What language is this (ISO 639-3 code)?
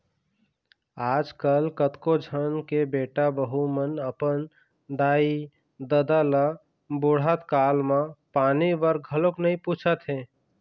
hne